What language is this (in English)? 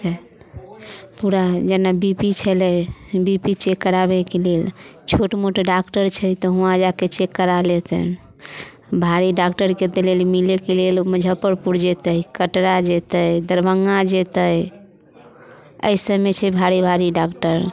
Maithili